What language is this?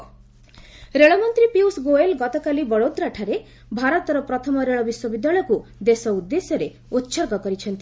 Odia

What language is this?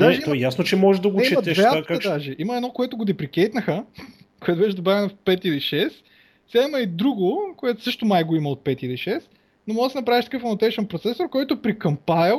Bulgarian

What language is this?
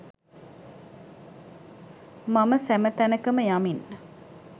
Sinhala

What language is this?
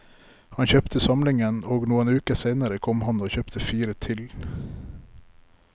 Norwegian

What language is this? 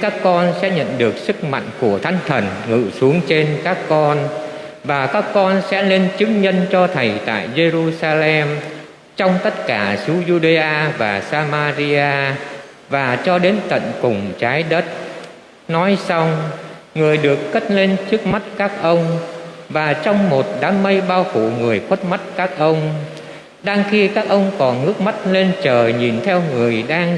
Vietnamese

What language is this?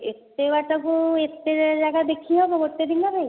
Odia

